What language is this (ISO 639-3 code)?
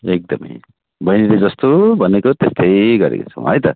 nep